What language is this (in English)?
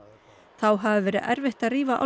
Icelandic